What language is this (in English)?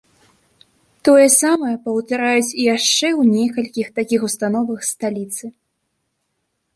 Belarusian